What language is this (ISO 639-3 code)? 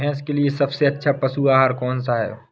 hin